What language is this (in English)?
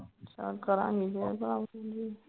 Punjabi